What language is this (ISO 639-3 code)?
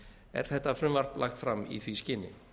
isl